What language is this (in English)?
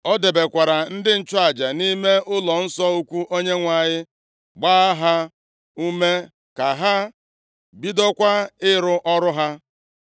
Igbo